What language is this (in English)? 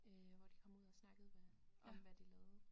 Danish